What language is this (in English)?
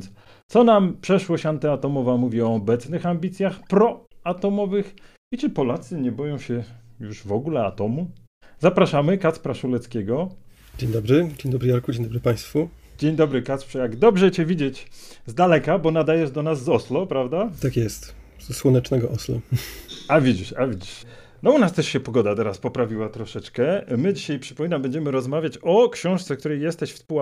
Polish